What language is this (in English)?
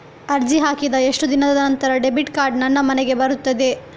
Kannada